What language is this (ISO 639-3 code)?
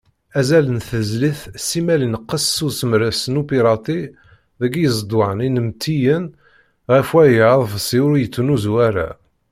kab